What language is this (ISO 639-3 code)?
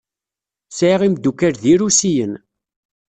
kab